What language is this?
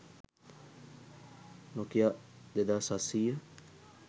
Sinhala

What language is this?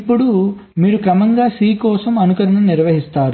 Telugu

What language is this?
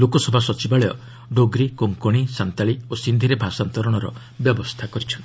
Odia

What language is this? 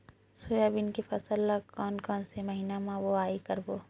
Chhattisgarhi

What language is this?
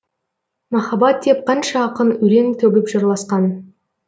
Kazakh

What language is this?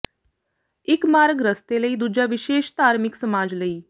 Punjabi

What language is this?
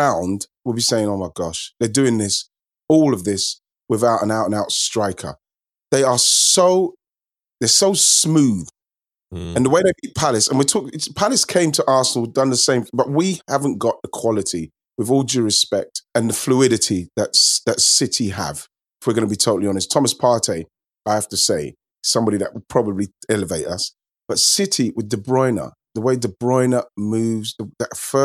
English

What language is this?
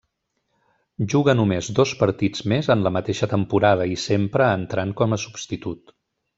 Catalan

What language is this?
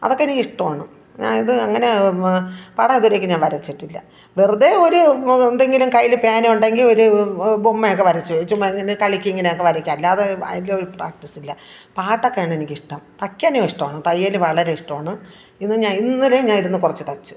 Malayalam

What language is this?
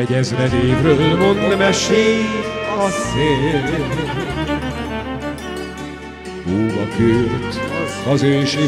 Hungarian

